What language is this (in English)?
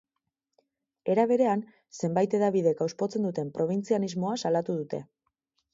Basque